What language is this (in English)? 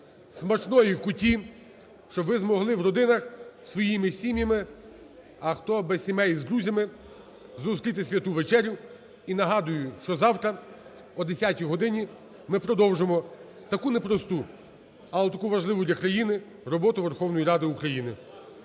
Ukrainian